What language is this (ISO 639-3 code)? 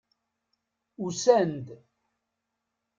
kab